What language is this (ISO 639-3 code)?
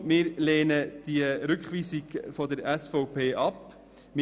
gsw